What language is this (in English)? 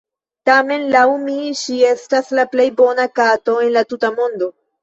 Esperanto